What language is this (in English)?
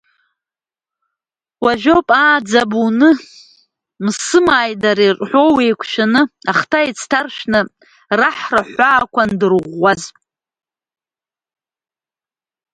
Abkhazian